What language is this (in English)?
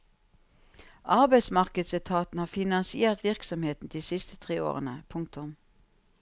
Norwegian